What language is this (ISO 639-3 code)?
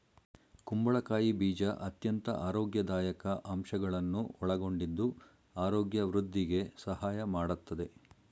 kan